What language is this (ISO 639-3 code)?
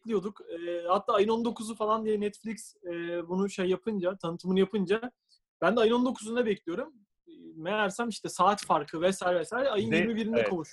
tur